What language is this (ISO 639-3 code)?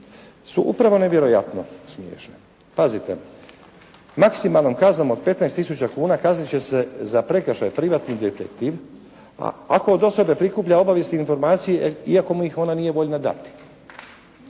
hrv